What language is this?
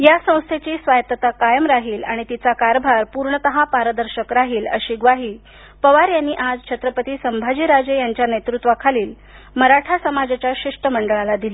Marathi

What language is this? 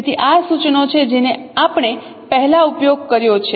Gujarati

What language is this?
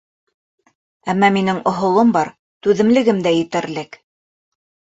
Bashkir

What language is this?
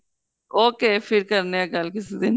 Punjabi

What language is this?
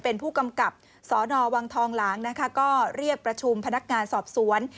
Thai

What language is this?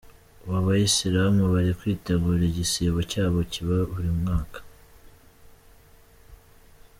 Kinyarwanda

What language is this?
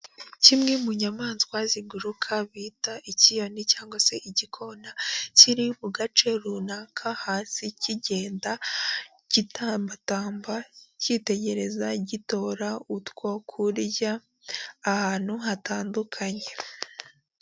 Kinyarwanda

